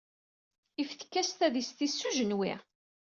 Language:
Kabyle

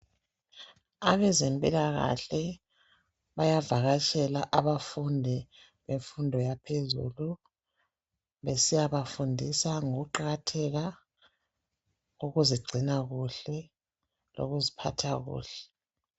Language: North Ndebele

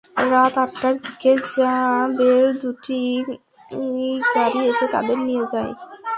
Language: Bangla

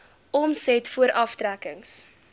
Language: Afrikaans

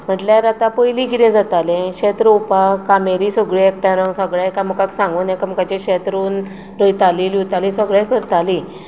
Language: Konkani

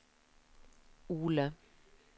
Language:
Norwegian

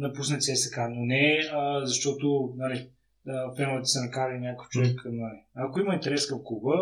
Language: Bulgarian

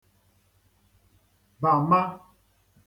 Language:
Igbo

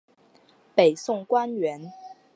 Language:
Chinese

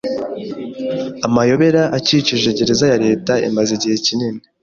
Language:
Kinyarwanda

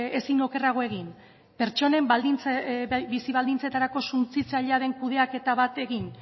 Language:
Basque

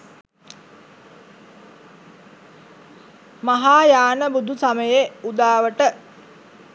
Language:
Sinhala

